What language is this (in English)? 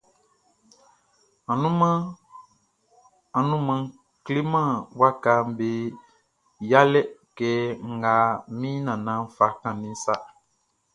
Baoulé